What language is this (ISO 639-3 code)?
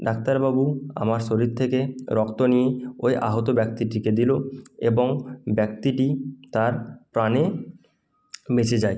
ben